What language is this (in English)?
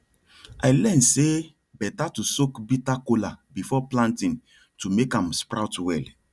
Nigerian Pidgin